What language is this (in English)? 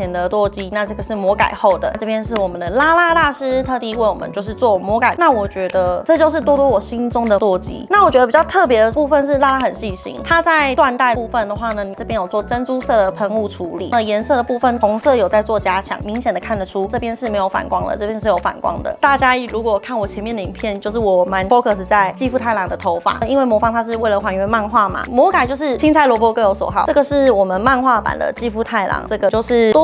Chinese